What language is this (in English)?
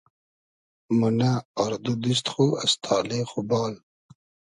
Hazaragi